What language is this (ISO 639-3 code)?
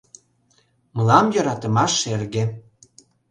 chm